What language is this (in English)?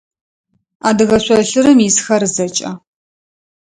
Adyghe